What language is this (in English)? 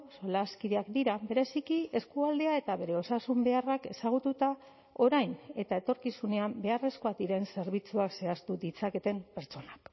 Basque